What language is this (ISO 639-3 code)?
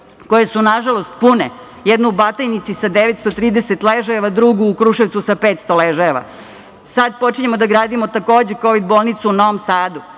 srp